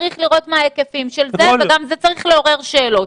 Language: Hebrew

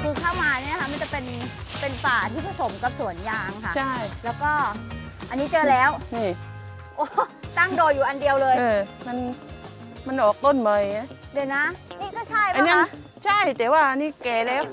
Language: Thai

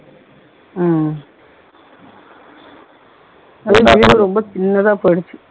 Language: Tamil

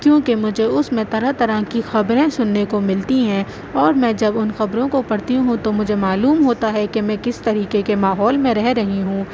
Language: Urdu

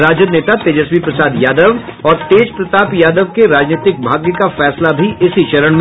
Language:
Hindi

